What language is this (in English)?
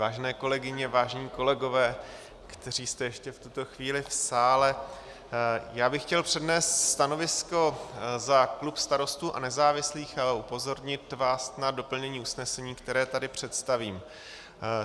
Czech